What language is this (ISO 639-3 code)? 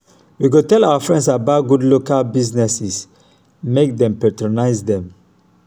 pcm